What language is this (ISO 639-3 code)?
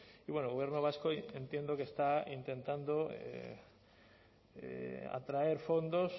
spa